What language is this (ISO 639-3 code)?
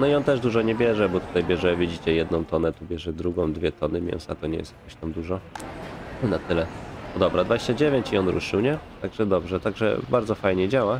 pol